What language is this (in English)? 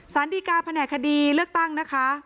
Thai